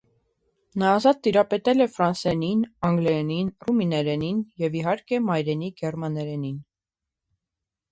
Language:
Armenian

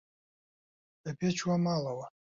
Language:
Central Kurdish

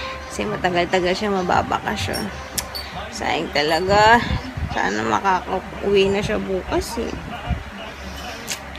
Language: Filipino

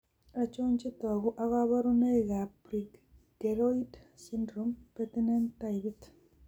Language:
Kalenjin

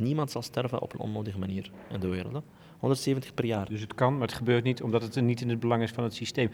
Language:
Dutch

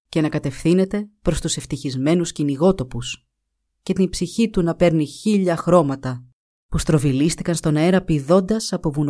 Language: Greek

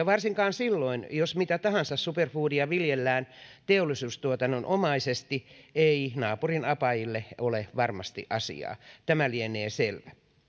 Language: Finnish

